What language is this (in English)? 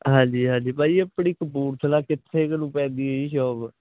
Punjabi